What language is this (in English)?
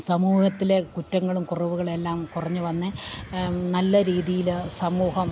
Malayalam